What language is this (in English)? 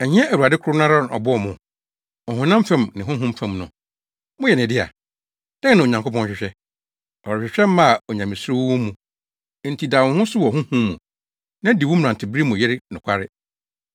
Akan